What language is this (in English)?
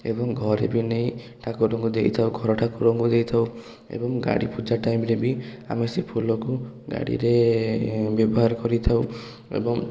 Odia